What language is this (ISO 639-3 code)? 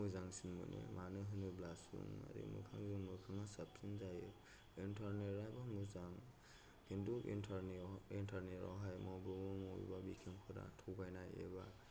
brx